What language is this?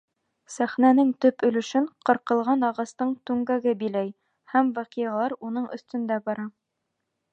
Bashkir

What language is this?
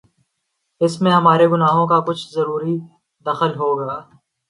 Urdu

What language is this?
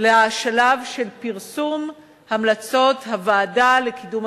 Hebrew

